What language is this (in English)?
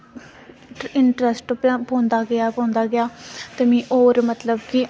Dogri